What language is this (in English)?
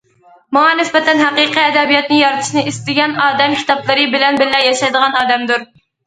Uyghur